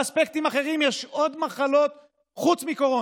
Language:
Hebrew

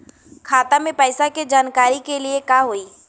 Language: Bhojpuri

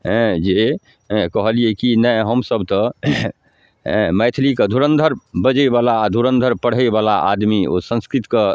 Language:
Maithili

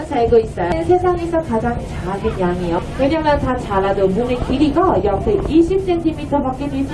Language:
Korean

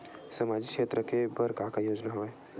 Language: Chhattisgarhi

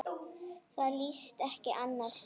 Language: Icelandic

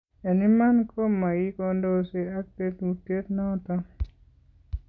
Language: Kalenjin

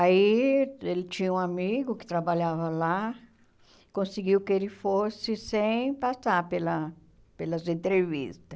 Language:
Portuguese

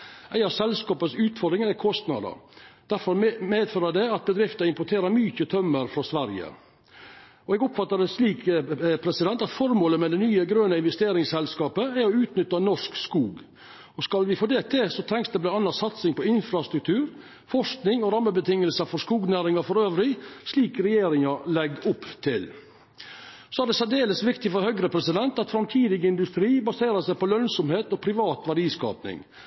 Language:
Norwegian Nynorsk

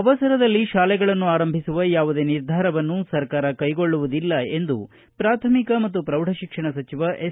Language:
Kannada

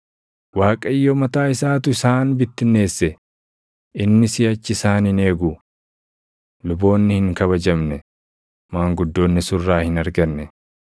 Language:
Oromo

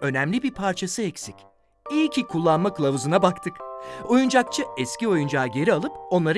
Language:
Turkish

